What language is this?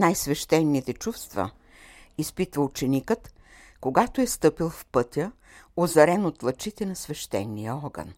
Bulgarian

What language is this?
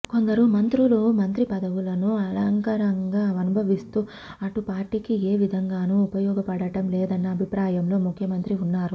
Telugu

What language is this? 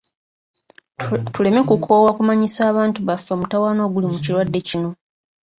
Ganda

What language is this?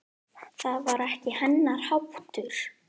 Icelandic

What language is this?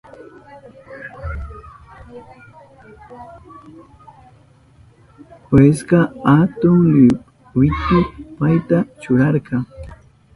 Southern Pastaza Quechua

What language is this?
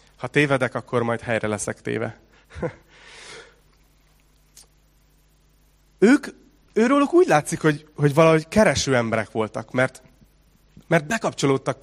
Hungarian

